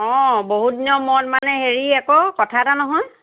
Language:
Assamese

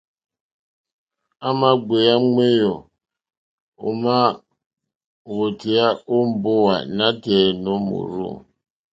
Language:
Mokpwe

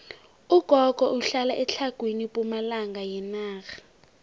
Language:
South Ndebele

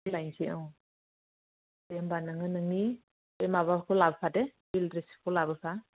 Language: Bodo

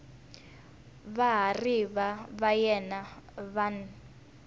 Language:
Tsonga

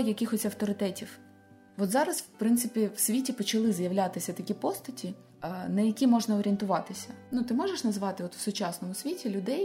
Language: Ukrainian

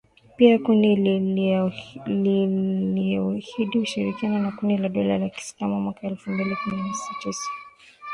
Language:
Swahili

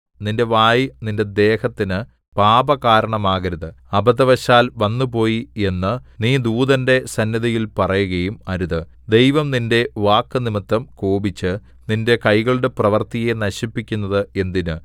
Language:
Malayalam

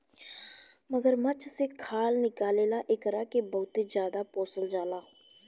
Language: Bhojpuri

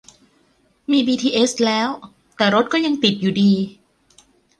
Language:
Thai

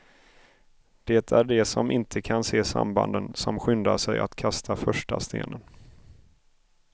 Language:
Swedish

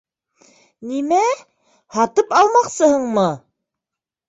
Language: Bashkir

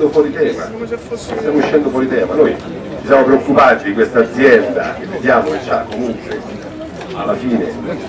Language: Italian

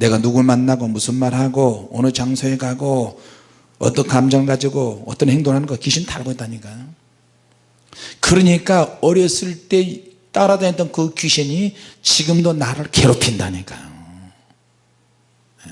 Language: Korean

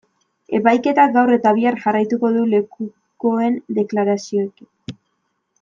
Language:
Basque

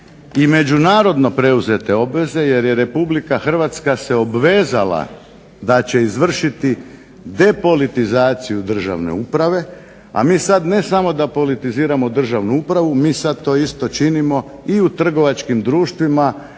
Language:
Croatian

